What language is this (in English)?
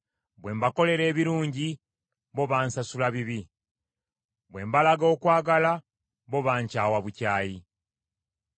Ganda